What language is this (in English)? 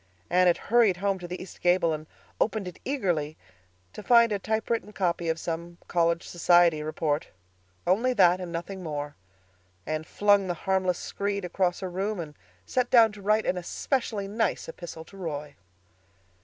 English